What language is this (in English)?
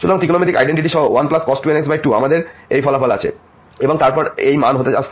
Bangla